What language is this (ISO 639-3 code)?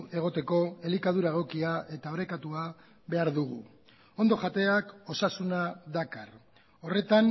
eus